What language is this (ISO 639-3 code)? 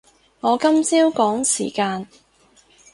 yue